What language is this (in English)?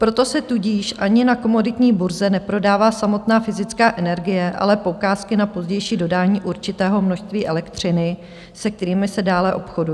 Czech